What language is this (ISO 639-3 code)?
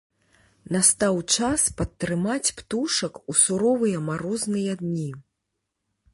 bel